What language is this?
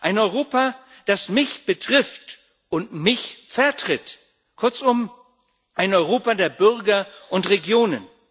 German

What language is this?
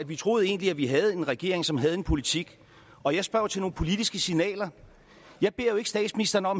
Danish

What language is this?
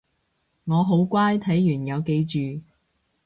Cantonese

